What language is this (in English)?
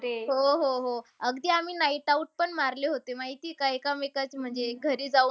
Marathi